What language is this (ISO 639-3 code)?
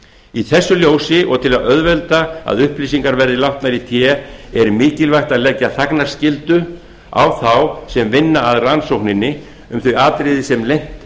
isl